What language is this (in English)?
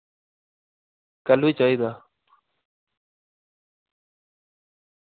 Dogri